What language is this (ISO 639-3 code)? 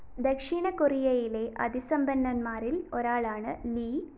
mal